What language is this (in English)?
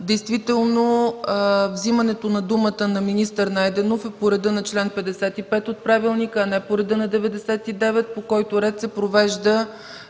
Bulgarian